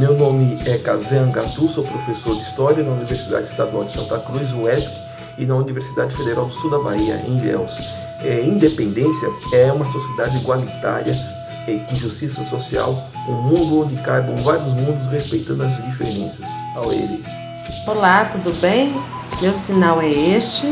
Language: Portuguese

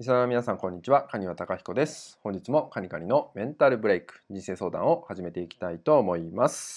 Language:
Japanese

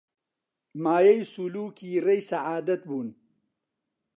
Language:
Central Kurdish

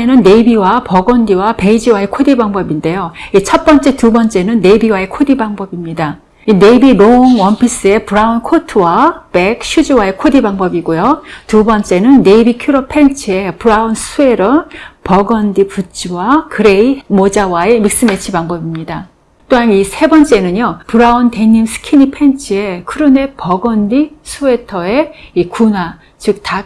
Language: Korean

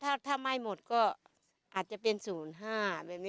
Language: Thai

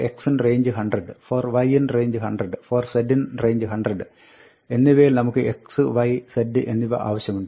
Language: Malayalam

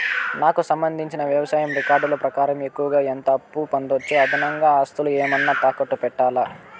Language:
Telugu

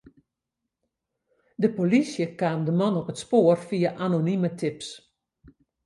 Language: Western Frisian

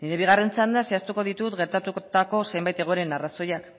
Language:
Basque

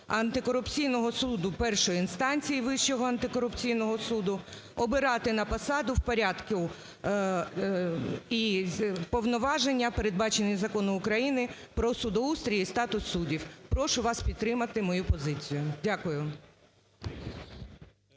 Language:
Ukrainian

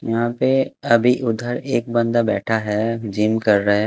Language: Hindi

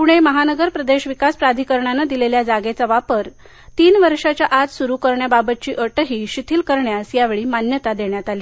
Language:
Marathi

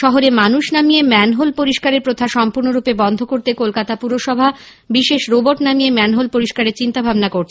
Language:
Bangla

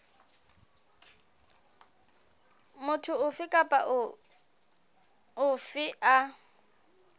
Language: Southern Sotho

